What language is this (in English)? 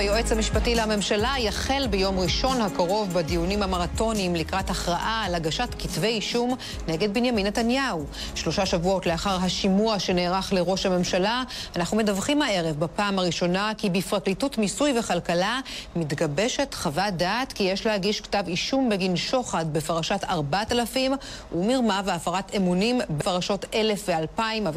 Hebrew